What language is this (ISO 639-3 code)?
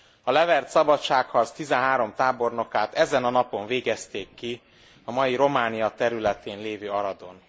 hun